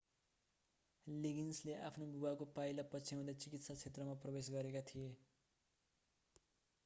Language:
Nepali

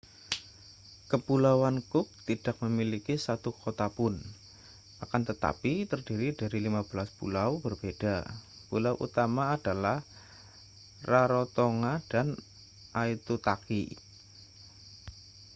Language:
Indonesian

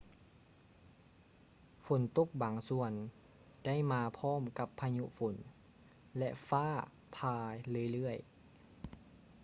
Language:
Lao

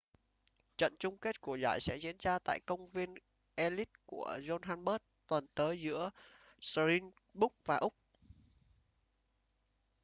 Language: Vietnamese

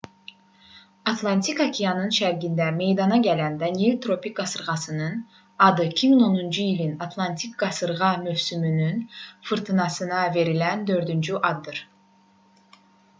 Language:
Azerbaijani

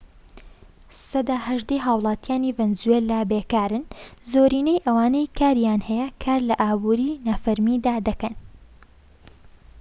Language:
Central Kurdish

